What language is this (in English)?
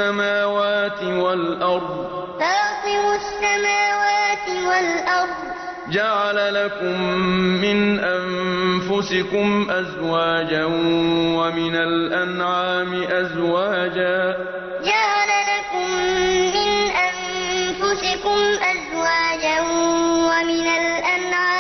Arabic